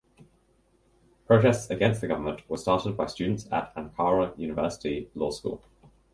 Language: English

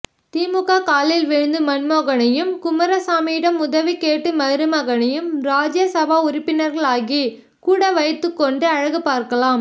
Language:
Tamil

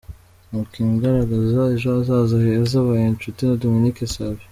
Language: Kinyarwanda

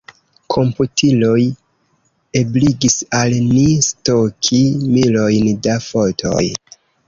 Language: Esperanto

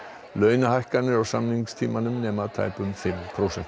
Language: Icelandic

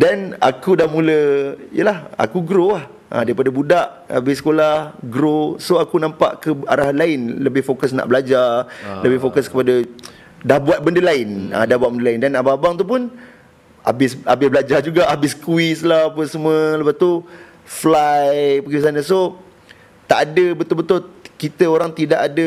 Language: Malay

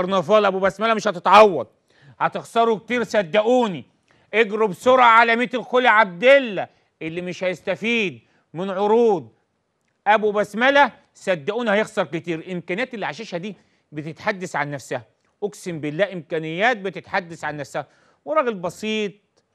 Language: Arabic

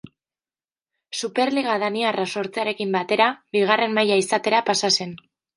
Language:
Basque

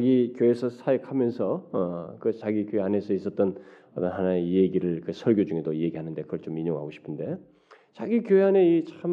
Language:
Korean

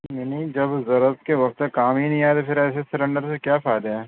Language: Urdu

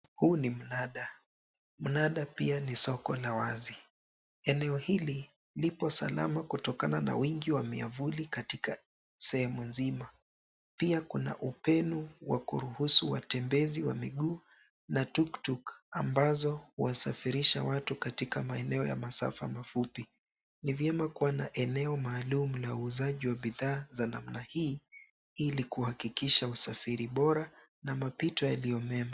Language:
Swahili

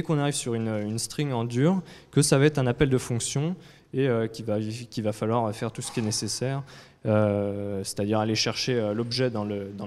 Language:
French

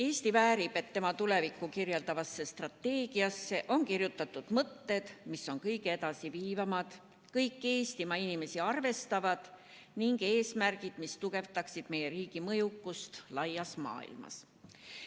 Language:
Estonian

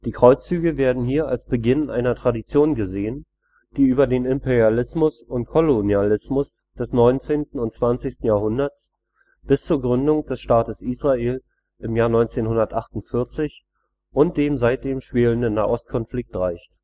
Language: German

